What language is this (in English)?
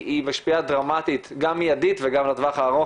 Hebrew